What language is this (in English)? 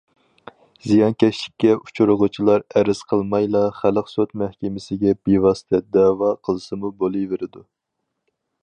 Uyghur